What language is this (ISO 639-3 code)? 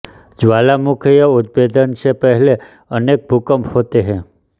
hin